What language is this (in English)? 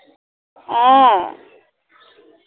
Assamese